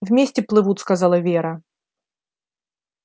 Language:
Russian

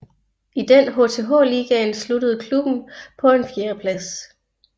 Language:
Danish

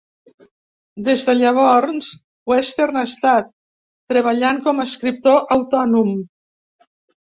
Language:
Catalan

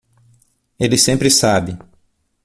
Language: Portuguese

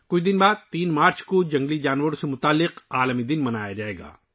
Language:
Urdu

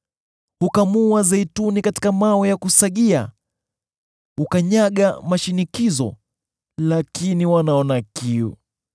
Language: Swahili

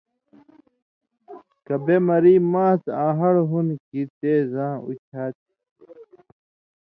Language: Indus Kohistani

